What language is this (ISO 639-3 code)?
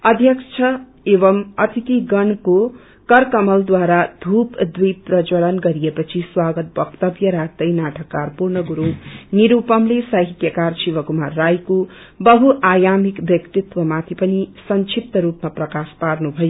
nep